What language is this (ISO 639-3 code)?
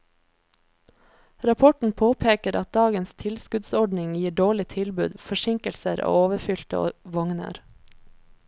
nor